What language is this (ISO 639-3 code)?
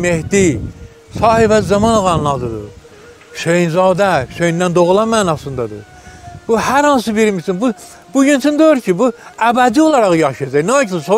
tur